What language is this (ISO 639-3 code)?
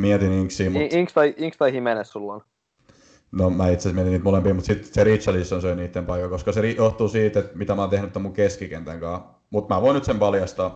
fin